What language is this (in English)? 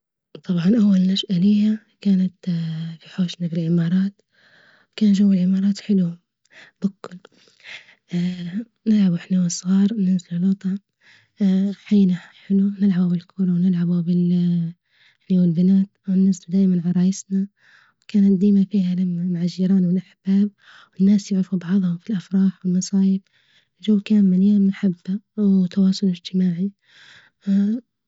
Libyan Arabic